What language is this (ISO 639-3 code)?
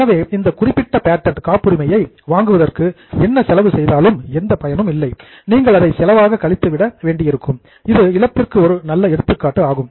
tam